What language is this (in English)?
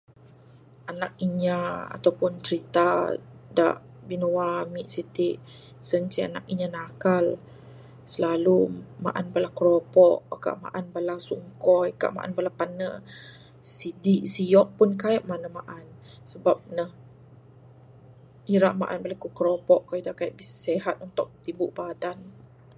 Bukar-Sadung Bidayuh